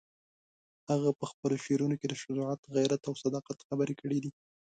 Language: Pashto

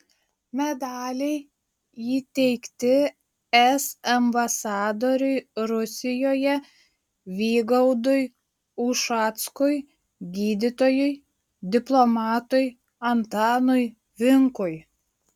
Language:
Lithuanian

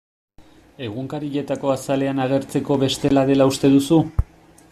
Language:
Basque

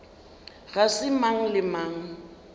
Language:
Northern Sotho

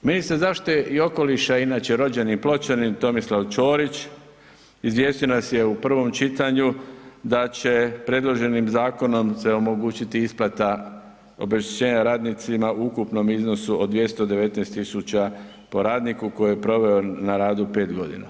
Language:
Croatian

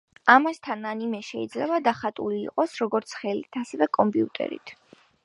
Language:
Georgian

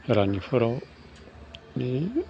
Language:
Bodo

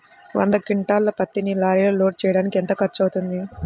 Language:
Telugu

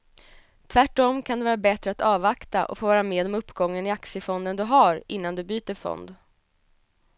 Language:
Swedish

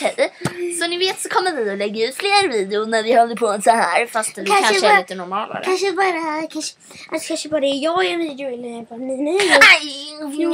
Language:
Swedish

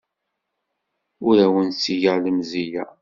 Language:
Kabyle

